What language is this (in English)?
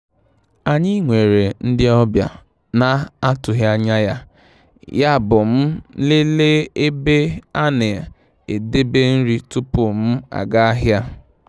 Igbo